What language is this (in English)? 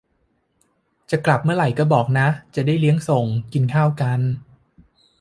Thai